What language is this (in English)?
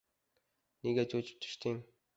Uzbek